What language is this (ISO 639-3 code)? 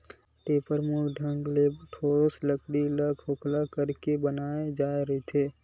hne